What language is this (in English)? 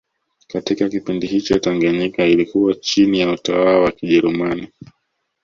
Swahili